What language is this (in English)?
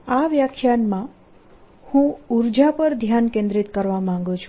Gujarati